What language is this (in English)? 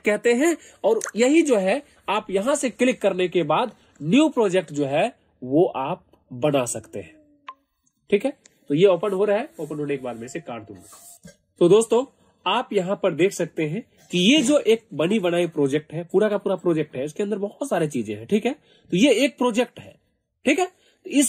Hindi